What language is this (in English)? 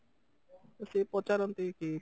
Odia